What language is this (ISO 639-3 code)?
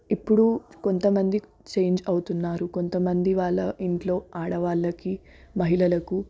tel